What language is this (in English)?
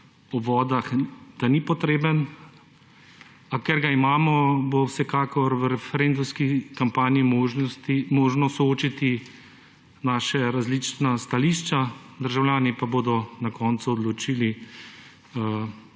Slovenian